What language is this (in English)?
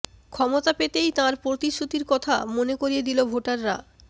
Bangla